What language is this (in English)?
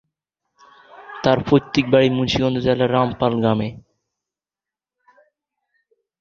Bangla